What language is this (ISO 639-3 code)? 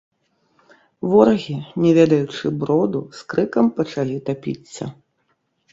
bel